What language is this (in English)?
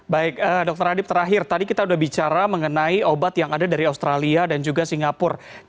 Indonesian